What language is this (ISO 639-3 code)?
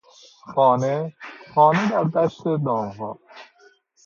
fas